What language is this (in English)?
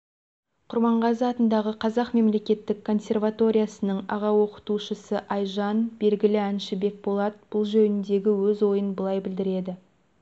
Kazakh